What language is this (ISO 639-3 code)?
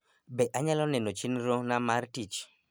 luo